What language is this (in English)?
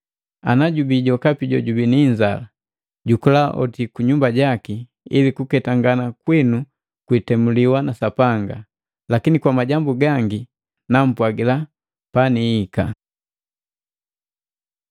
Matengo